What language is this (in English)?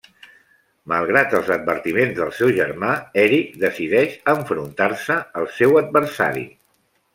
Catalan